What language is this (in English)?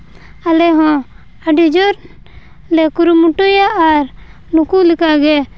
Santali